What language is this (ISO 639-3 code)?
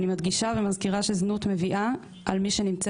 heb